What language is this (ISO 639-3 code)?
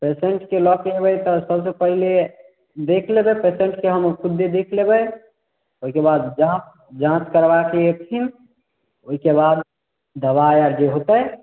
mai